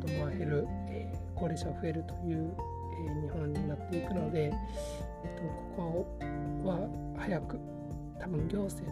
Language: Japanese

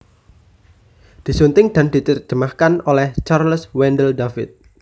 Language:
Javanese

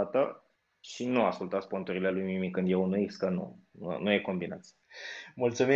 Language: Romanian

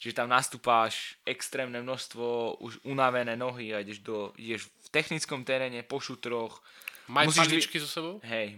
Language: Slovak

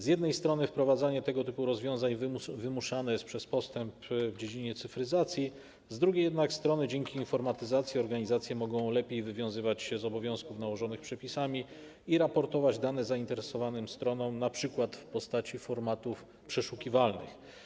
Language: Polish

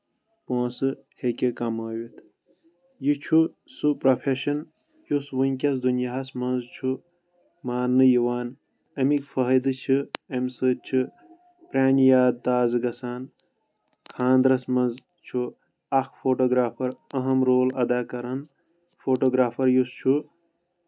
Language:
Kashmiri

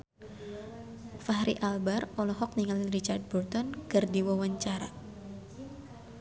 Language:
Sundanese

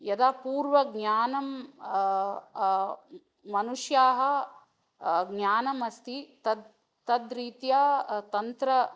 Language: Sanskrit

